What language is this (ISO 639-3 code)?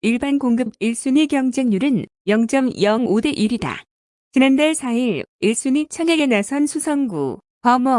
kor